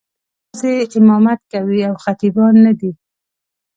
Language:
Pashto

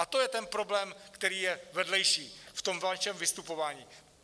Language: Czech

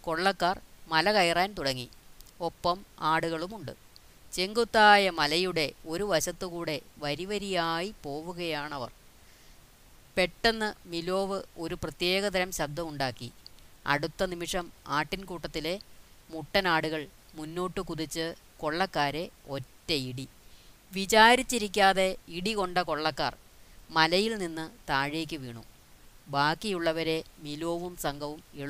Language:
Malayalam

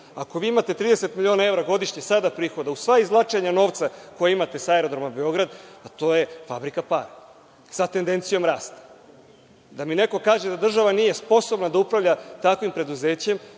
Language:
Serbian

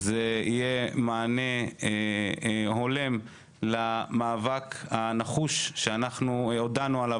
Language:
Hebrew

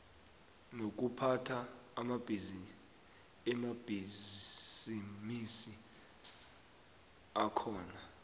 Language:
South Ndebele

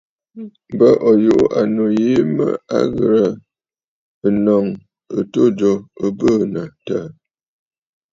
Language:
Bafut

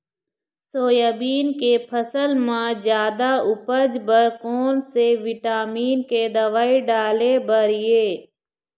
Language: Chhattisgarhi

